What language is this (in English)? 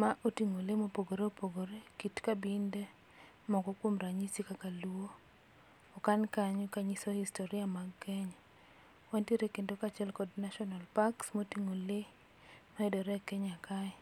Luo (Kenya and Tanzania)